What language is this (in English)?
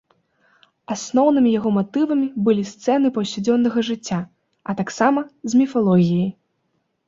Belarusian